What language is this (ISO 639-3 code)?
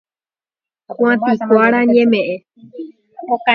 grn